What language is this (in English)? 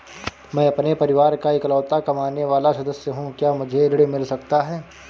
Hindi